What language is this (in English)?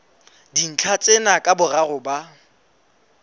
Southern Sotho